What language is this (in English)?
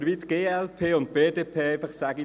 Swiss German